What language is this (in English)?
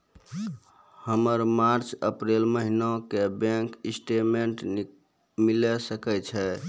Maithili